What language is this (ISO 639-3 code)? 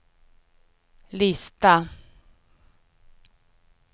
swe